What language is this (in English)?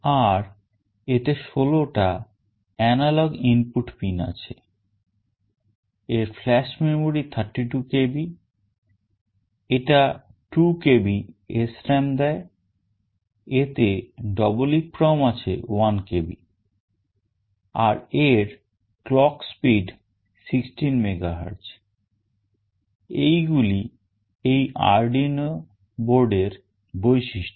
Bangla